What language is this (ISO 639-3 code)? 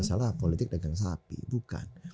ind